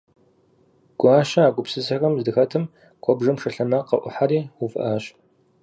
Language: Kabardian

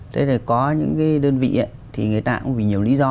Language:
Vietnamese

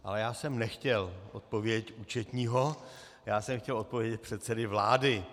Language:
Czech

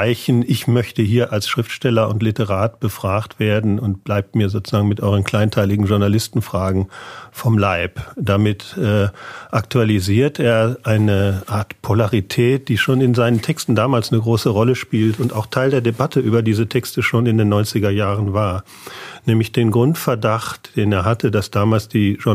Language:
German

